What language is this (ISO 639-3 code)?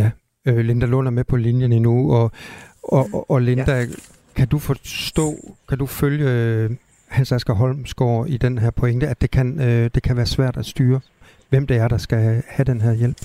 dan